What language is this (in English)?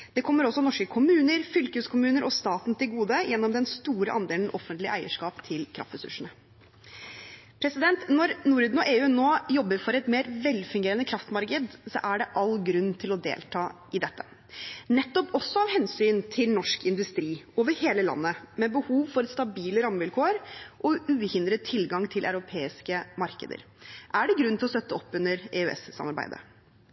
Norwegian Bokmål